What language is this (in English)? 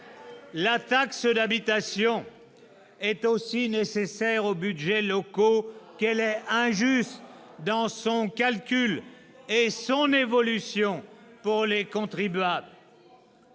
French